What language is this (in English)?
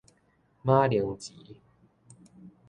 Min Nan Chinese